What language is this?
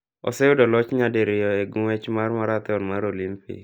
Luo (Kenya and Tanzania)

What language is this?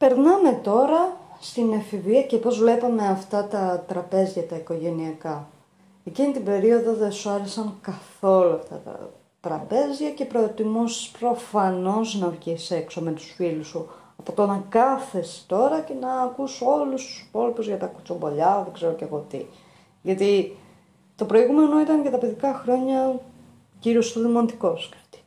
Greek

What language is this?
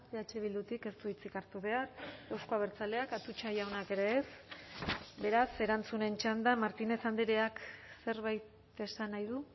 Basque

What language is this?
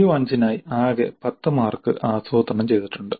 Malayalam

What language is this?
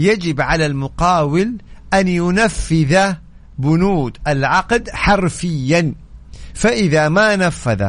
Arabic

